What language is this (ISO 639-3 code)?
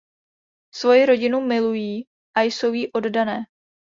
ces